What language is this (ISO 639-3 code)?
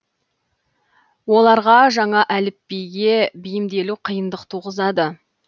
kaz